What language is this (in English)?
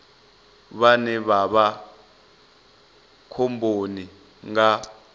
Venda